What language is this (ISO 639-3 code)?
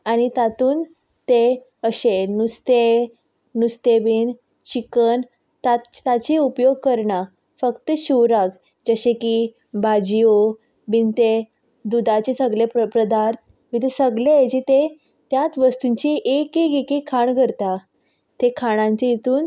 kok